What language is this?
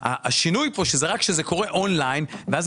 Hebrew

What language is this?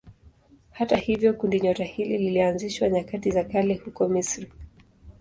Swahili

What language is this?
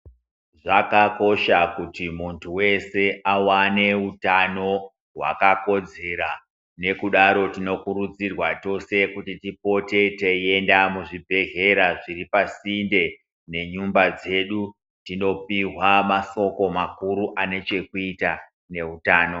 Ndau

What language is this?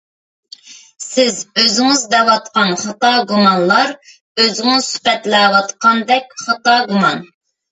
Uyghur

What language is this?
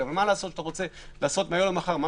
Hebrew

